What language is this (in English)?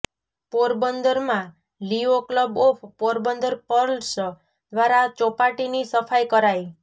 Gujarati